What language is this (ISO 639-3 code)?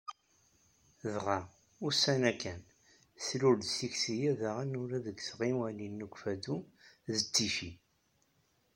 kab